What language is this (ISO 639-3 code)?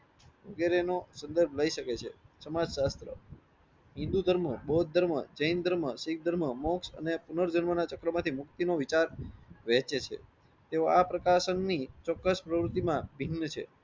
guj